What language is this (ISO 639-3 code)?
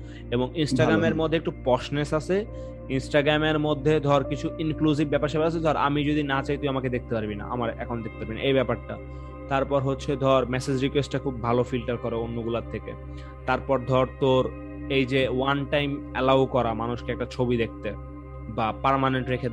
ben